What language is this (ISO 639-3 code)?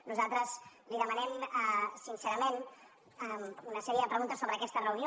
cat